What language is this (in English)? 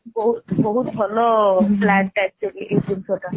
Odia